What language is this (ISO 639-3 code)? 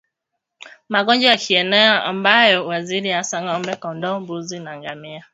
swa